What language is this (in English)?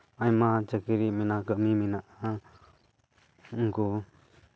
Santali